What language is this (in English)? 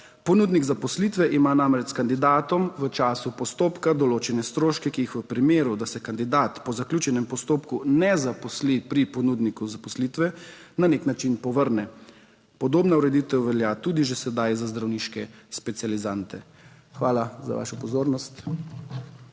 Slovenian